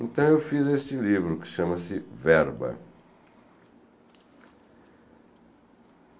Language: Portuguese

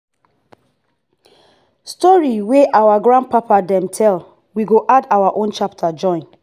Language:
Nigerian Pidgin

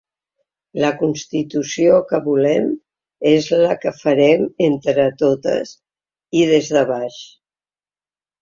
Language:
Catalan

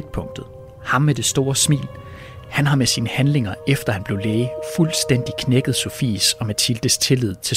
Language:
Danish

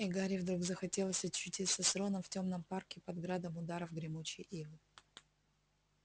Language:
Russian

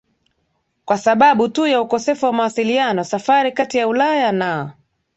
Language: Swahili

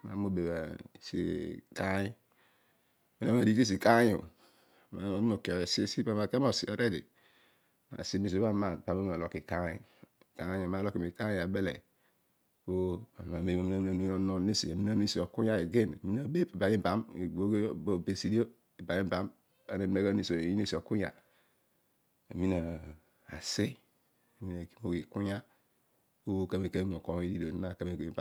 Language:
Odual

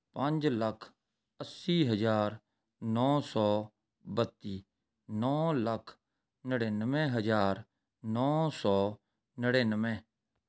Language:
Punjabi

